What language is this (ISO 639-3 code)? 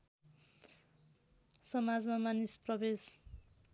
nep